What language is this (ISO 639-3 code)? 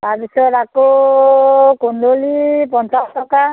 asm